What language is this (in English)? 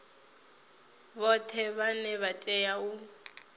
Venda